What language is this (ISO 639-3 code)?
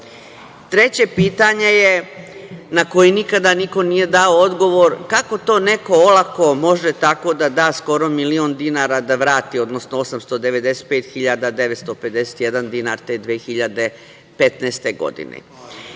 srp